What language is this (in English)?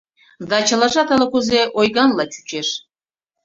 Mari